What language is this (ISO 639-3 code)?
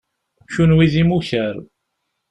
kab